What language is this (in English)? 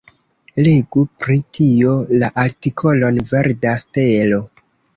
Esperanto